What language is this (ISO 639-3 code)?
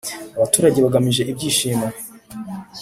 kin